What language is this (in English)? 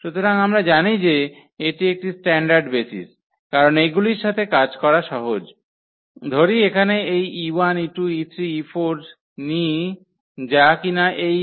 Bangla